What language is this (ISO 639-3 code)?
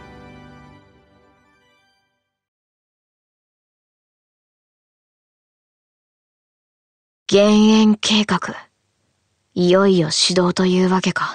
jpn